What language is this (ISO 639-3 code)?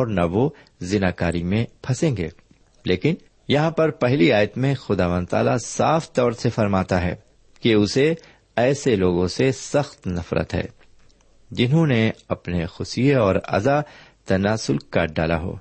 urd